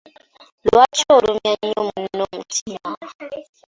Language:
Ganda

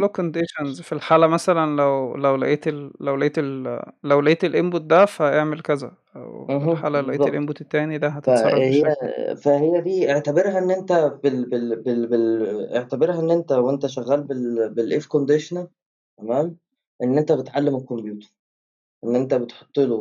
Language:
Arabic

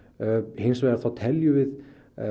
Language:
Icelandic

